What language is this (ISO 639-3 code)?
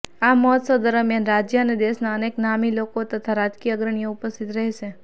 guj